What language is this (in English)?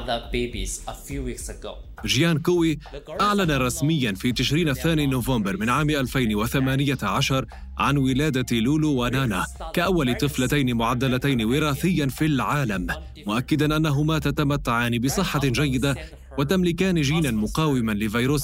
Arabic